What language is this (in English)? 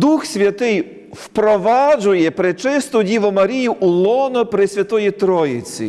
Ukrainian